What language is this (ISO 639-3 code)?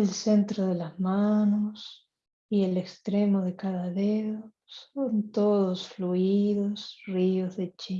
spa